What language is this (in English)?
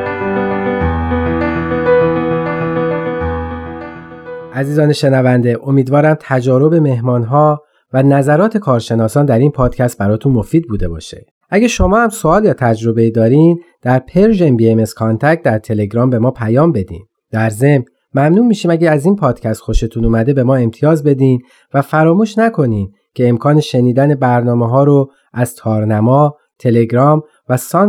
Persian